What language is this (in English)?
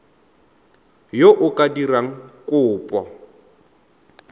Tswana